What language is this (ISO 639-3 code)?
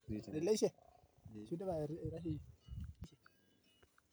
mas